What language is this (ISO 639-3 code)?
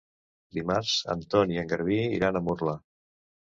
cat